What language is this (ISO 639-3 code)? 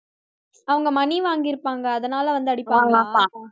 tam